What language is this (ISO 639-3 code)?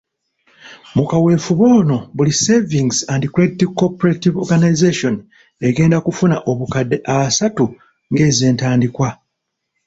lug